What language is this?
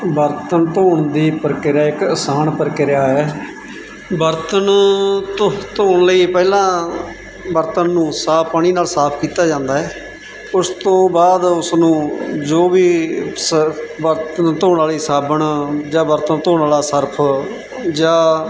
Punjabi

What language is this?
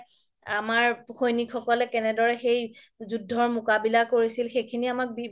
Assamese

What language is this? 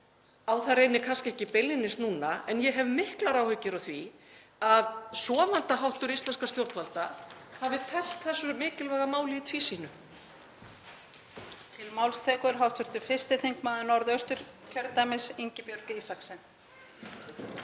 Icelandic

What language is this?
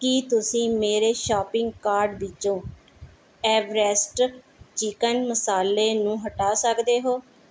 Punjabi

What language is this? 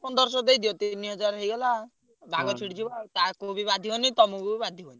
Odia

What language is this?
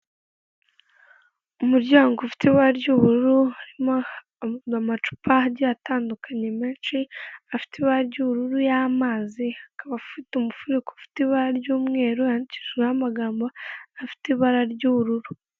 Kinyarwanda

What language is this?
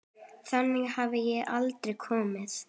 Icelandic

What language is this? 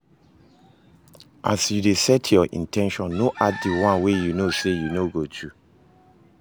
Nigerian Pidgin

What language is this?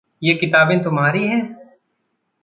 Hindi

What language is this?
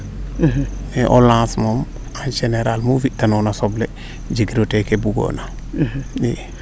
Serer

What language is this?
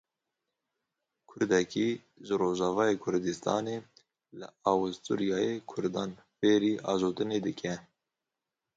Kurdish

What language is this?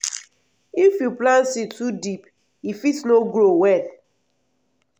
Nigerian Pidgin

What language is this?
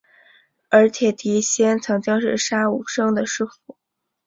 Chinese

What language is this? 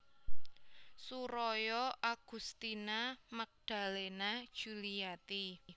Javanese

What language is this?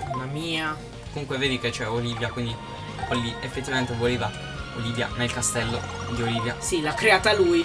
Italian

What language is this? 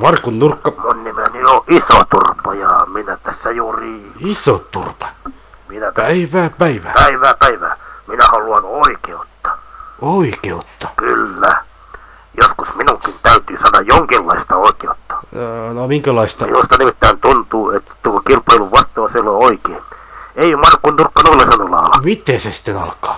Finnish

